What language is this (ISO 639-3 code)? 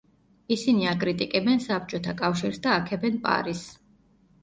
kat